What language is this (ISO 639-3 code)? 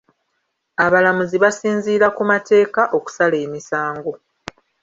lug